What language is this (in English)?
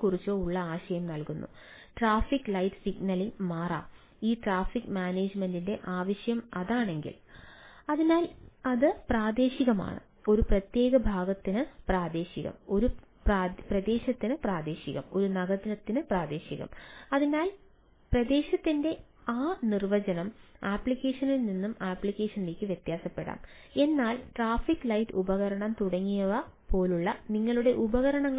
Malayalam